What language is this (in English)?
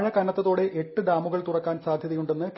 Malayalam